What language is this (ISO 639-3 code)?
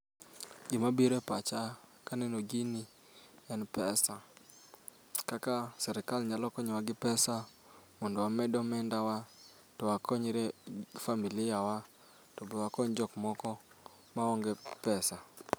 luo